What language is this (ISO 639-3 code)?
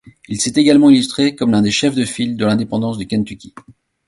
fra